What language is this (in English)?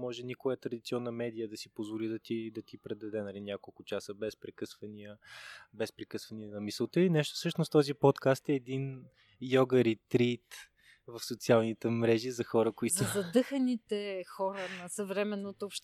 Bulgarian